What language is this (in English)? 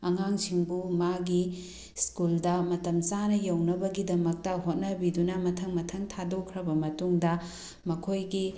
Manipuri